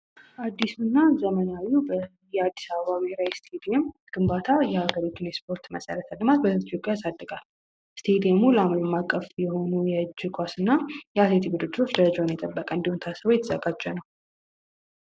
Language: Amharic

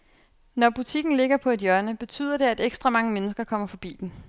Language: Danish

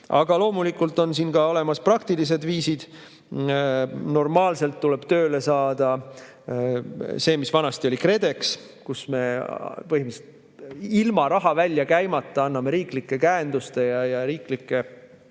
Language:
Estonian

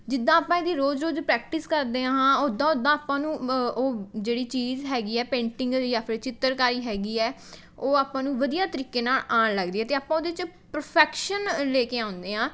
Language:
Punjabi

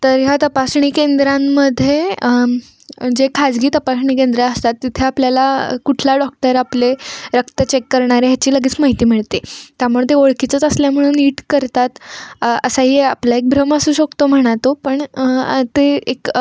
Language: Marathi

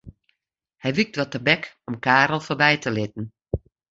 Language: Western Frisian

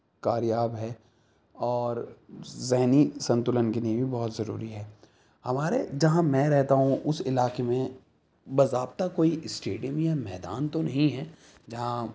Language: Urdu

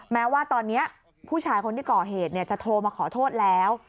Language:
Thai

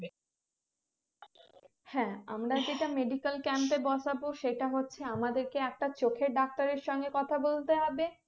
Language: Bangla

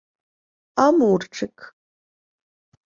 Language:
Ukrainian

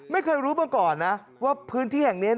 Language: Thai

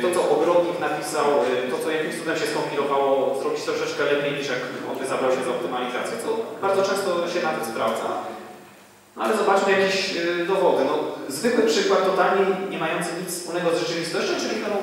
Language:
Polish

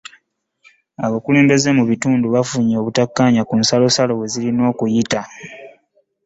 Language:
Ganda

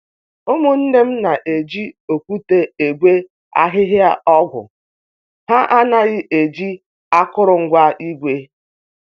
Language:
Igbo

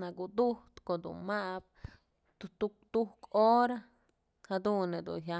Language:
Mazatlán Mixe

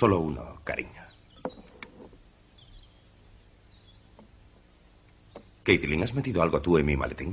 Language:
Spanish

